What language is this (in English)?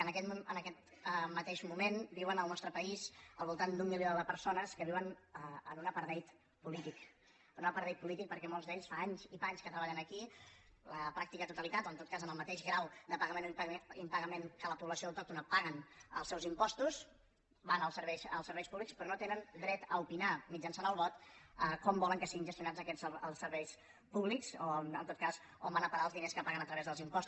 Catalan